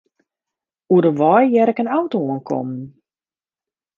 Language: Western Frisian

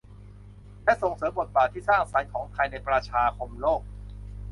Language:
Thai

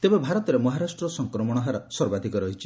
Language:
Odia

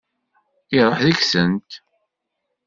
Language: Kabyle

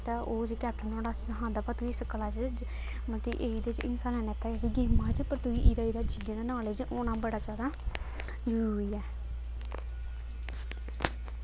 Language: Dogri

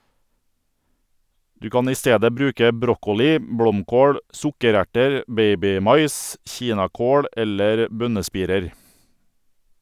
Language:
Norwegian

